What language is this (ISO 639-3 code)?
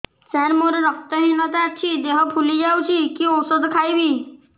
ori